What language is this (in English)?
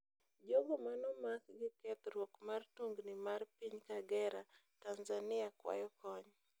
Luo (Kenya and Tanzania)